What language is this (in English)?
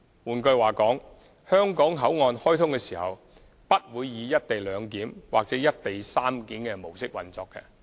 Cantonese